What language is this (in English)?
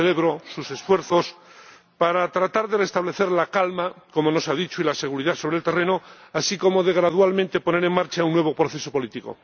Spanish